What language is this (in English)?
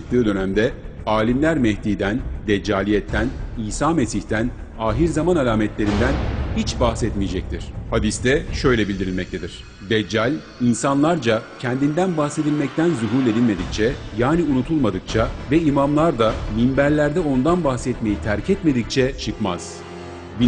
Turkish